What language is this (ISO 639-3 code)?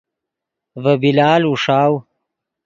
ydg